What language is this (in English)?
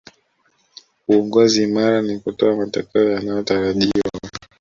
Swahili